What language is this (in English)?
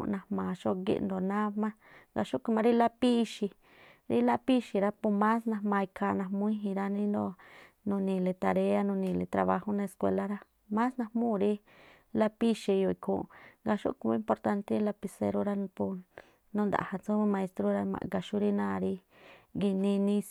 Tlacoapa Me'phaa